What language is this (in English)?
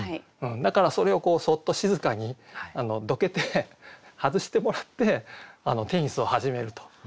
Japanese